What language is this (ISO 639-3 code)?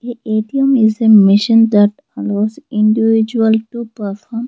eng